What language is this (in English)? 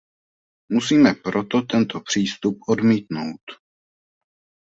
Czech